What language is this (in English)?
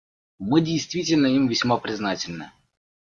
Russian